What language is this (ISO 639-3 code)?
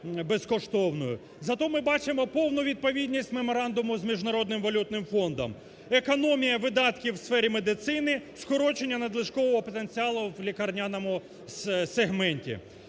ukr